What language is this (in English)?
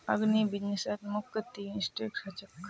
Magahi